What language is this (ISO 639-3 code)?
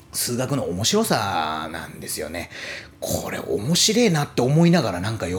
jpn